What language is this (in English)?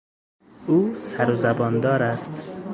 Persian